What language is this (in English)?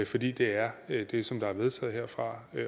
Danish